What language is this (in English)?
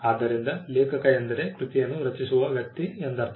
Kannada